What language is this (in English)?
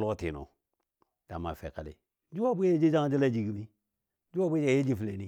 Dadiya